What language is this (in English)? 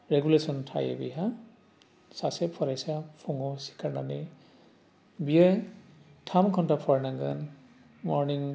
Bodo